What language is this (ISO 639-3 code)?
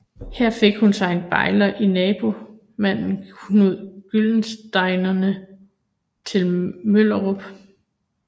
dan